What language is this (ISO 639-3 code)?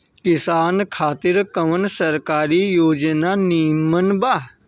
bho